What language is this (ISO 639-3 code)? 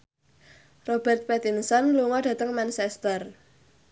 jav